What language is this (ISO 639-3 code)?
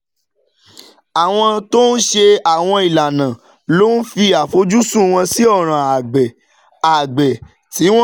yor